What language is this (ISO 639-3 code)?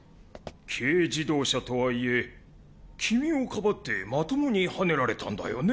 jpn